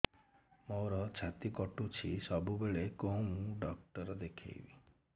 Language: Odia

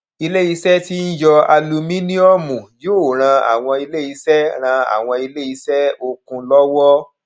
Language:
Yoruba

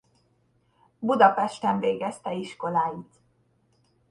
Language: Hungarian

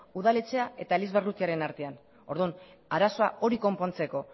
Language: Basque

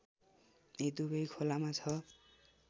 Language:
Nepali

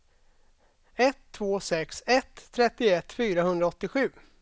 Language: Swedish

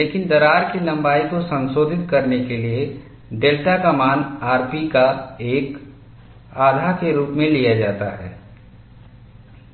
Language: Hindi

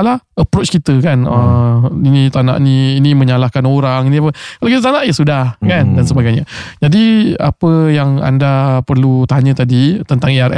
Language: Malay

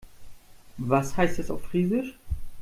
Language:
German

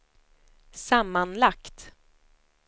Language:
Swedish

